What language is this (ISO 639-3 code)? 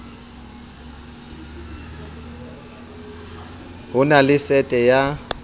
sot